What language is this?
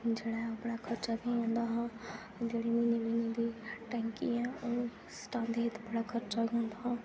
Dogri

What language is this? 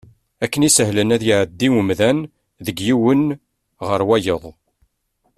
Kabyle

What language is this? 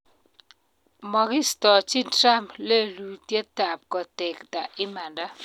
Kalenjin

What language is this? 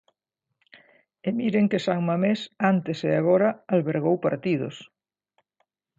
Galician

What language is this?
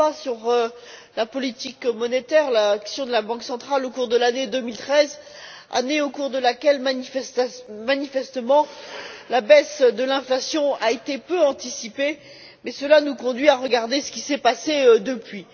French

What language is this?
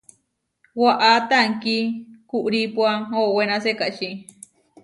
Huarijio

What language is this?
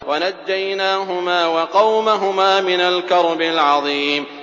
Arabic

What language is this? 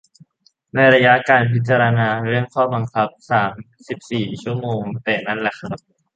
Thai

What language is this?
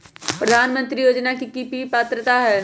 Magahi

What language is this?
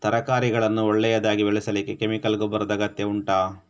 Kannada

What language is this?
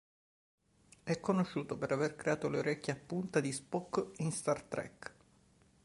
Italian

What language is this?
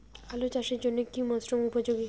Bangla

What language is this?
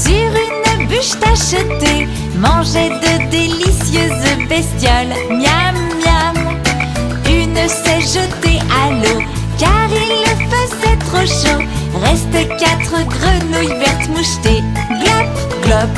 French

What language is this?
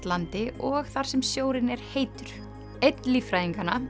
Icelandic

